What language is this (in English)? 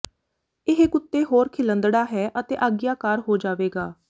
Punjabi